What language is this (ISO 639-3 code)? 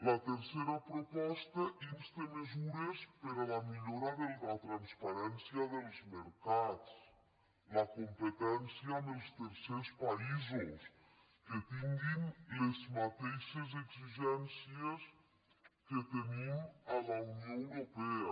cat